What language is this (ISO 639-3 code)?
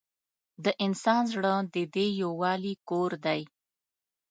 pus